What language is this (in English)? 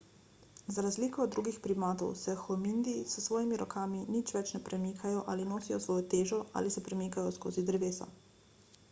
Slovenian